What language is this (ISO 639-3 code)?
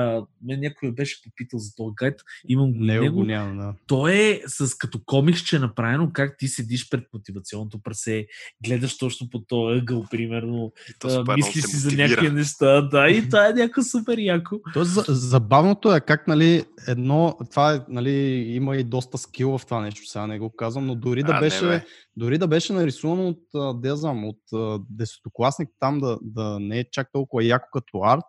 bul